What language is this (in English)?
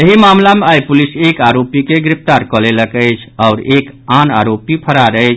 Maithili